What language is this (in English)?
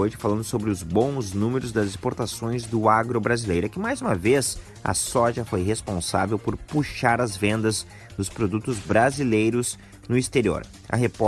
Portuguese